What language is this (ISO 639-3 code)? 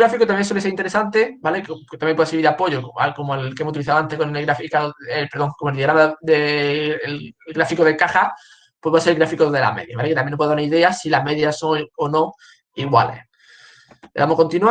spa